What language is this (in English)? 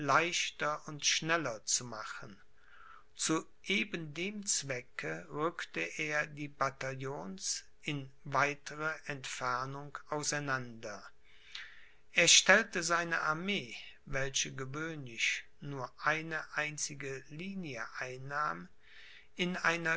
German